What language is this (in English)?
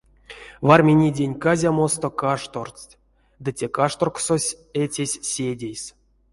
Erzya